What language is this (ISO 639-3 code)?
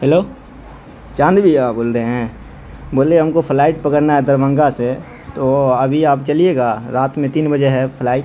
urd